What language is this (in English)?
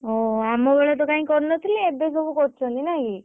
Odia